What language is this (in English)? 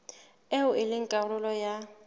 Southern Sotho